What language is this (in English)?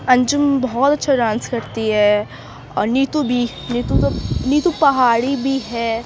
Urdu